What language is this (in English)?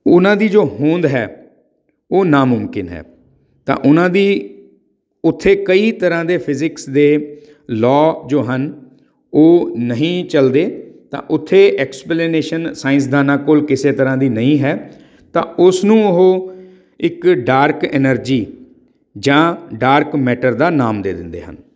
Punjabi